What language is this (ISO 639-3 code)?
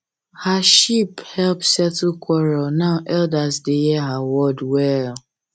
pcm